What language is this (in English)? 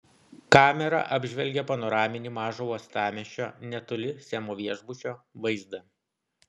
Lithuanian